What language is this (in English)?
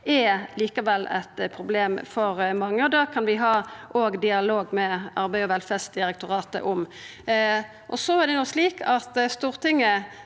Norwegian